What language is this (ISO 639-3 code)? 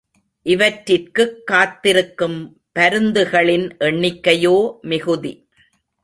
tam